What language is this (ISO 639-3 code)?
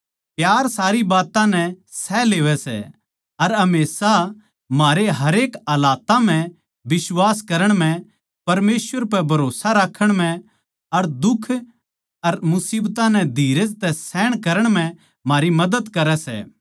bgc